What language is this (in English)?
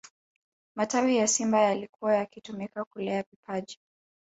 Swahili